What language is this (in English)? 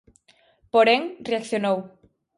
Galician